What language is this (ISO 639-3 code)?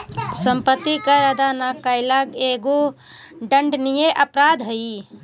mag